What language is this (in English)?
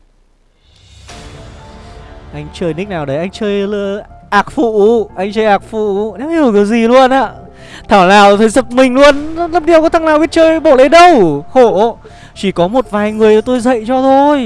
Vietnamese